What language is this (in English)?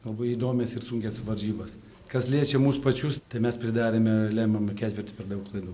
Lithuanian